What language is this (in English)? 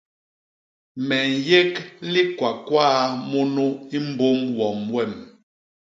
Basaa